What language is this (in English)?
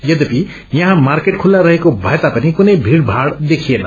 Nepali